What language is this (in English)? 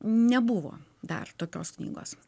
Lithuanian